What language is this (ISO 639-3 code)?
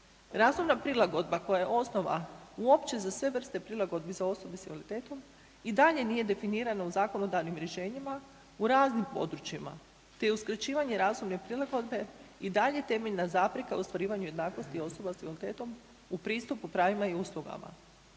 hrv